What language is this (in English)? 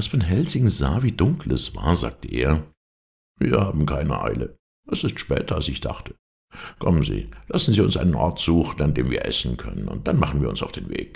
German